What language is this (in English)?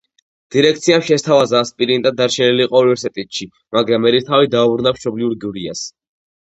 Georgian